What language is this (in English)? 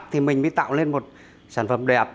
Vietnamese